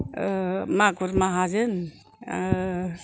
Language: Bodo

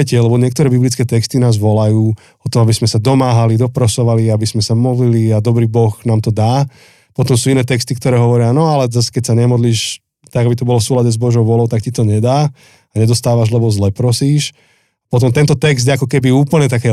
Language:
Slovak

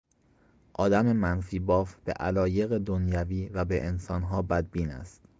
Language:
Persian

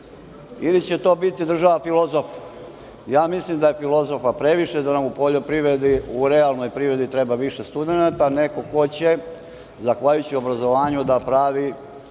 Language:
Serbian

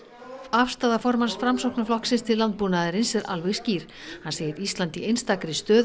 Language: Icelandic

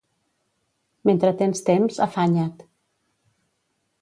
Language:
Catalan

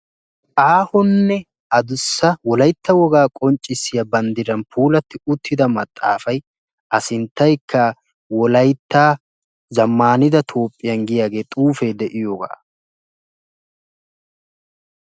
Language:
Wolaytta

